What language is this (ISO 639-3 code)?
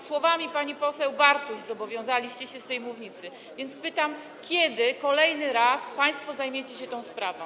pol